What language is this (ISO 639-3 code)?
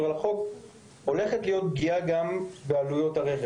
heb